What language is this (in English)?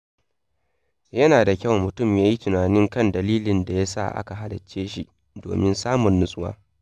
Hausa